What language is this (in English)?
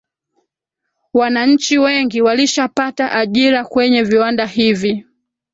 Swahili